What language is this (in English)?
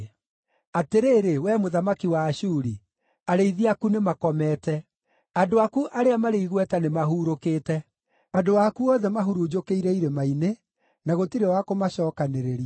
Kikuyu